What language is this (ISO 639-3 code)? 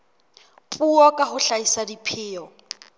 sot